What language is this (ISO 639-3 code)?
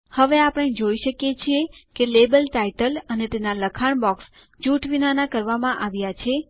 guj